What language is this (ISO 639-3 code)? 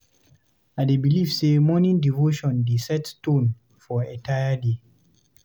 pcm